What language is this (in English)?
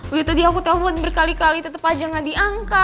Indonesian